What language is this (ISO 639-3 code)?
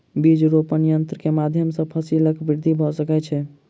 mai